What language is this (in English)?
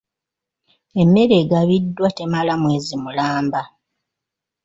Ganda